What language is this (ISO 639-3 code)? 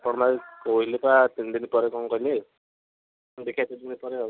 ori